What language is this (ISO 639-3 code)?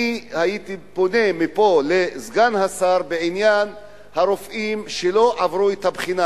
heb